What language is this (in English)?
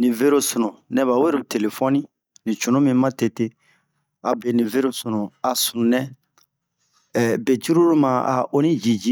Bomu